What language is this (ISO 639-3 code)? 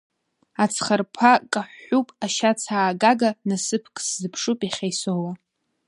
abk